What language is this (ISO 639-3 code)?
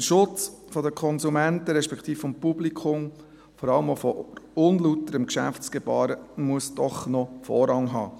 gsw